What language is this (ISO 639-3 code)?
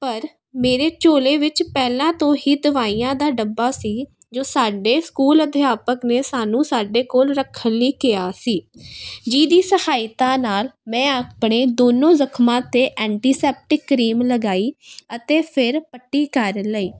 pan